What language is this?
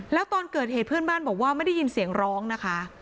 Thai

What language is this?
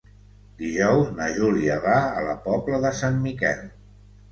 Catalan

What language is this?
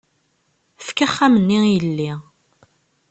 Kabyle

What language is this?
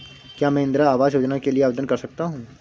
Hindi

